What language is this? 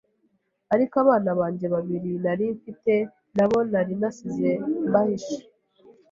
Kinyarwanda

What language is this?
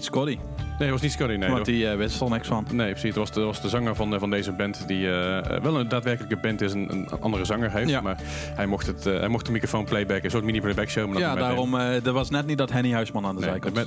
Dutch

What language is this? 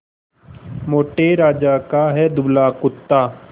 Hindi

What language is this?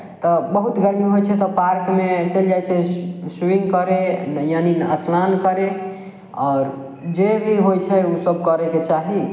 Maithili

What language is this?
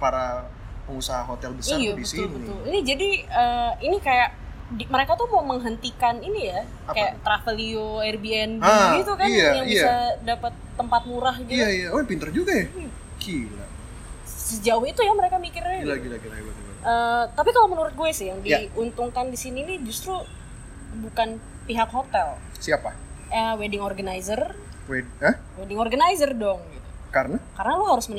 Indonesian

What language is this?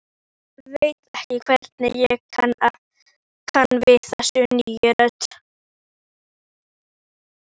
Icelandic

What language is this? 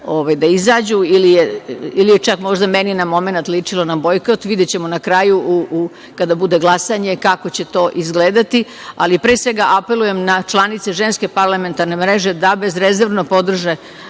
Serbian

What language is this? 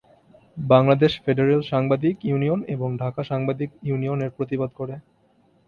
Bangla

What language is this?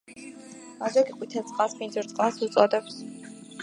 Georgian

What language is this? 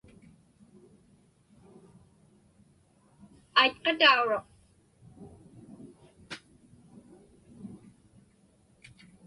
Inupiaq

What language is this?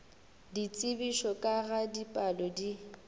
Northern Sotho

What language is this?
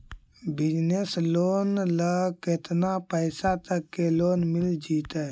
Magahi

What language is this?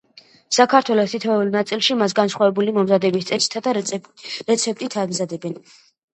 Georgian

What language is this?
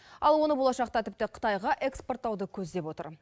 Kazakh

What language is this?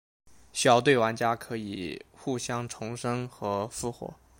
Chinese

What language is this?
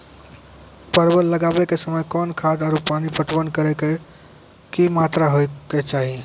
Maithili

